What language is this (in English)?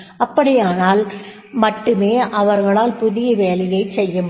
Tamil